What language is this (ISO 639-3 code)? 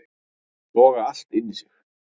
isl